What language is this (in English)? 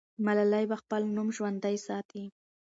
Pashto